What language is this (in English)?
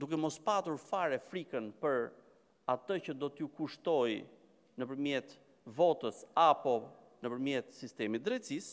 Romanian